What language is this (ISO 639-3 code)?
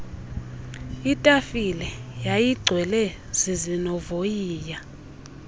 xho